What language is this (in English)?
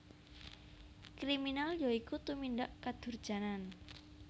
Javanese